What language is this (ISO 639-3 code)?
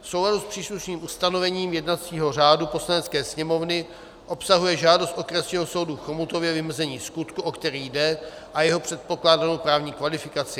ces